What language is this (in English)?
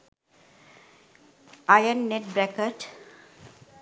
Sinhala